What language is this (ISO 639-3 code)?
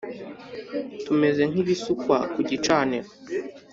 kin